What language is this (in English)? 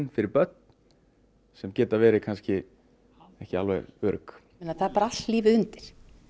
Icelandic